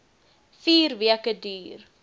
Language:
Afrikaans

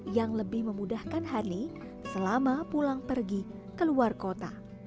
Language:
Indonesian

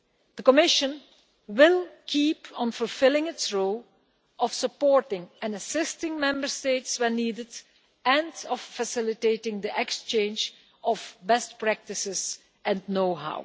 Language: English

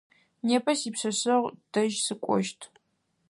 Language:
Adyghe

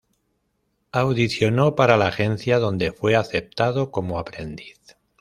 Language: Spanish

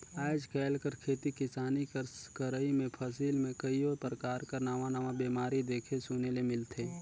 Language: Chhattisgarhi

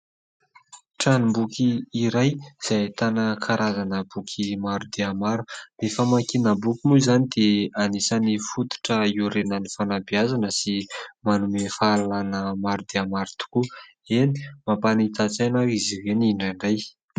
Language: Malagasy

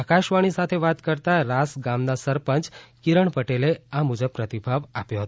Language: Gujarati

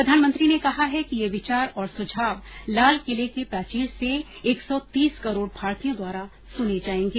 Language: Hindi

